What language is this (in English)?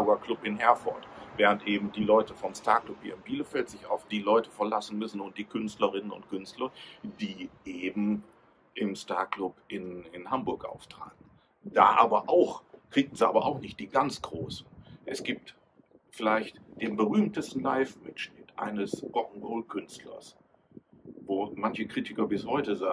German